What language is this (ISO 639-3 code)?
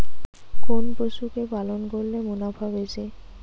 ben